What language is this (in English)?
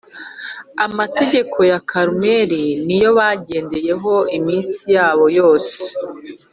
Kinyarwanda